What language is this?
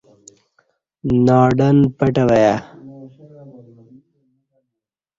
Kati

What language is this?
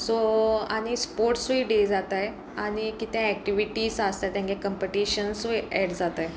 Konkani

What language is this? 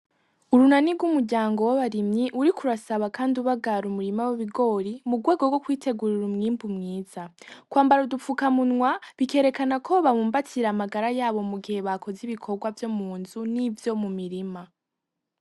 Rundi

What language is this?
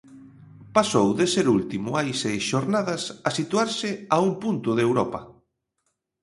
Galician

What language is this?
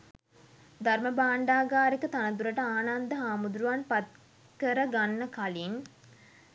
Sinhala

